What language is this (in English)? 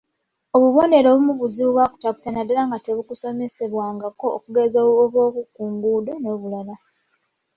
Ganda